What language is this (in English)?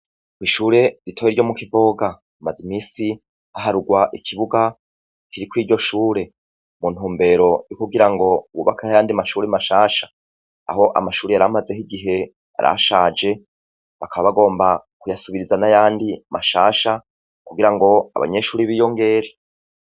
Rundi